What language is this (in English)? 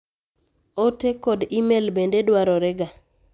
Luo (Kenya and Tanzania)